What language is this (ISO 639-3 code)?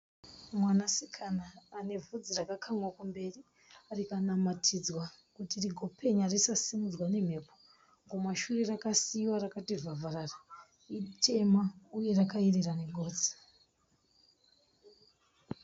sna